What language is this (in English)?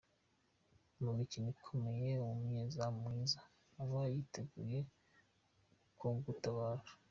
Kinyarwanda